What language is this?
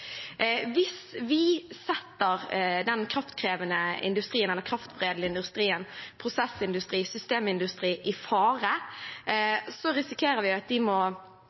Norwegian Bokmål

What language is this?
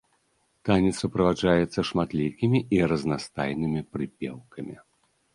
Belarusian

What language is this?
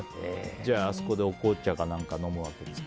Japanese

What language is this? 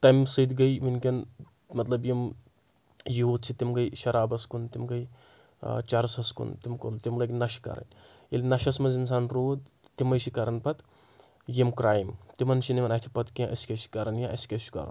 Kashmiri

